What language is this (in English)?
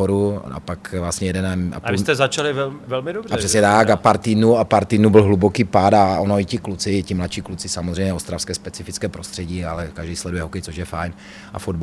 Czech